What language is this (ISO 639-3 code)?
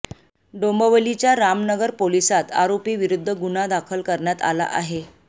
mar